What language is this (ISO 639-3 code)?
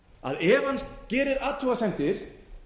isl